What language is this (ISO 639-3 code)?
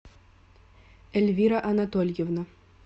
rus